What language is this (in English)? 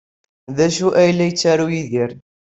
Kabyle